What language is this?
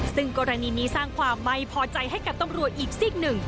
Thai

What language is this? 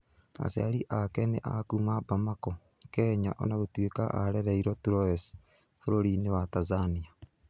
Kikuyu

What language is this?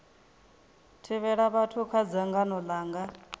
Venda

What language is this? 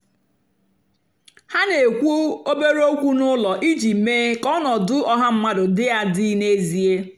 Igbo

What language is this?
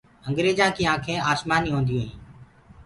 Gurgula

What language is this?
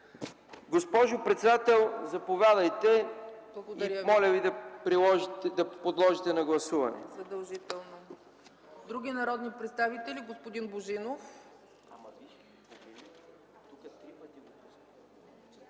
Bulgarian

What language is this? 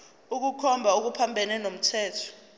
Zulu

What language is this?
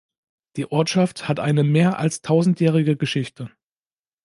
German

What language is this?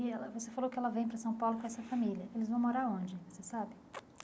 Portuguese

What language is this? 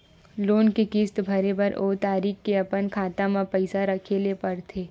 Chhattisgarhi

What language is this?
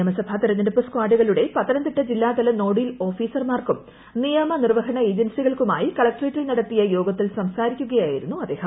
Malayalam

